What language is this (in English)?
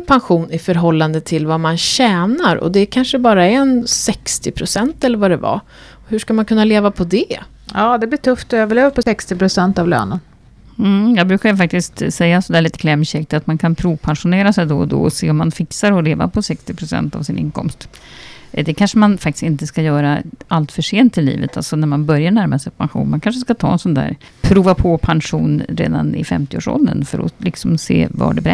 Swedish